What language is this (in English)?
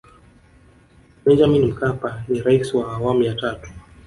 Swahili